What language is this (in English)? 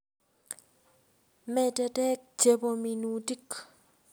Kalenjin